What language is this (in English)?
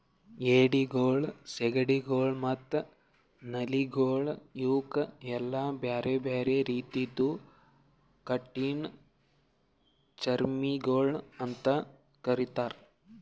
Kannada